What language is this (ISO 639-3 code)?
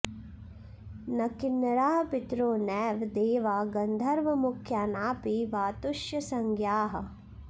san